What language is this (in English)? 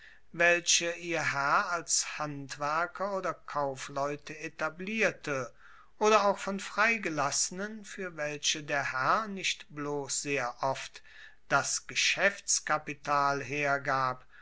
German